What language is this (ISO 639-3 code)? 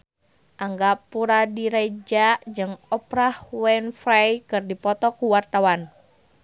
sun